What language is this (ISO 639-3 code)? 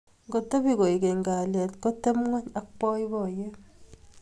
kln